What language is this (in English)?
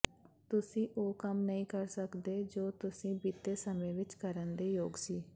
Punjabi